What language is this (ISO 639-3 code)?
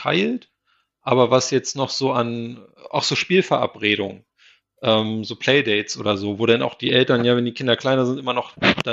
deu